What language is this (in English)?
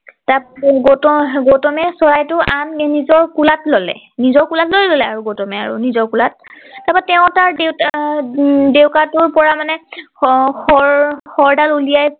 Assamese